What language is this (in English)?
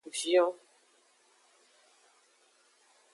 Aja (Benin)